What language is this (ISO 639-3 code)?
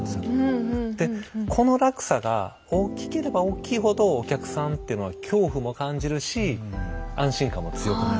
jpn